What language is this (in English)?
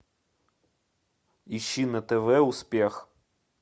Russian